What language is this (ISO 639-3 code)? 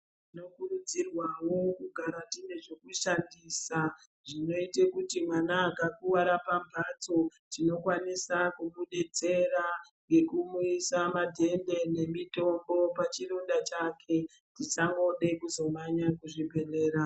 ndc